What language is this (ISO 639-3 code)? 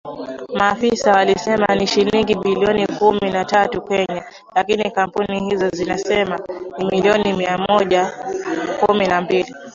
swa